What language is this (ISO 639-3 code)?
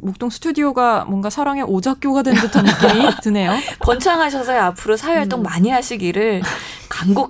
kor